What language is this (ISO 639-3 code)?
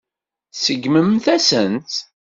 kab